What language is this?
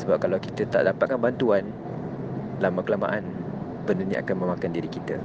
Malay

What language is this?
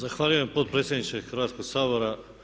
Croatian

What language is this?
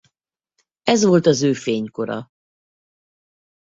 Hungarian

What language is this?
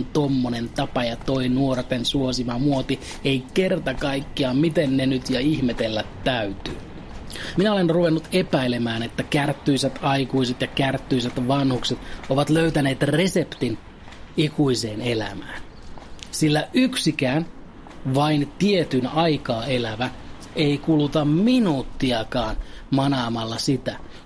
Finnish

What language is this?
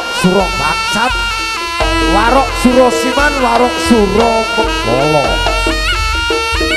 Indonesian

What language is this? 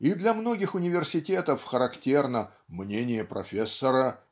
Russian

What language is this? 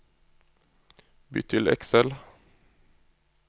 Norwegian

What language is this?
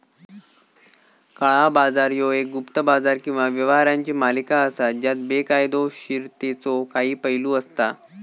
Marathi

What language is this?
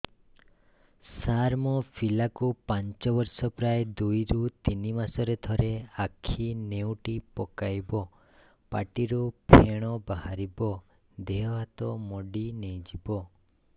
Odia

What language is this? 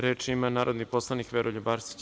Serbian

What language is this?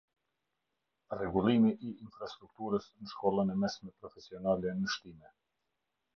Albanian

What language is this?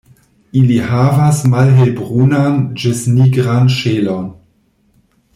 Esperanto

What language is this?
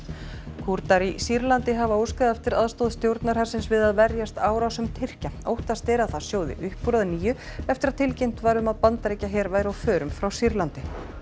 Icelandic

